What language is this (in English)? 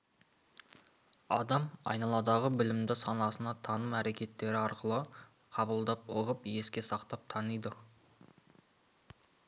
Kazakh